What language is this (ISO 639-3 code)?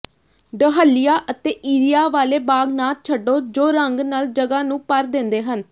pan